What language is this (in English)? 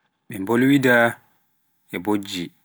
Pular